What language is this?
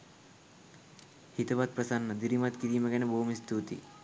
Sinhala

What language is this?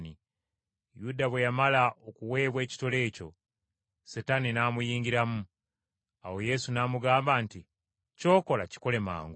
Ganda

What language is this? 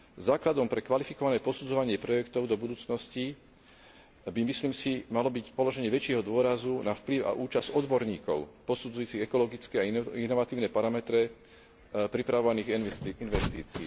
Slovak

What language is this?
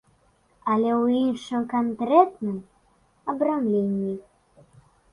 Belarusian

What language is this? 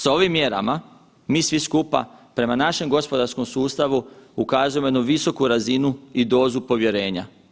Croatian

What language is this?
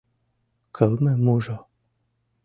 Mari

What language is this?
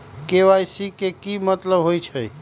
Magahi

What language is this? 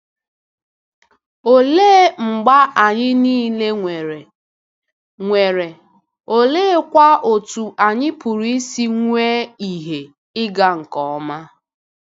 Igbo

